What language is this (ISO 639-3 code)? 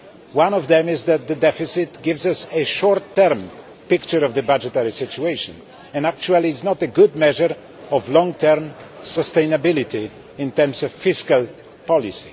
eng